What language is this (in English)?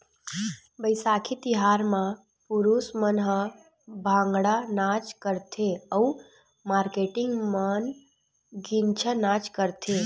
Chhattisgarhi